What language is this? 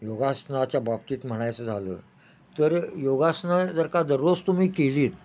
Marathi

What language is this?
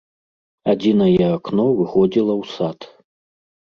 Belarusian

